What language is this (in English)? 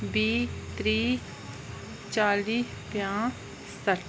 Dogri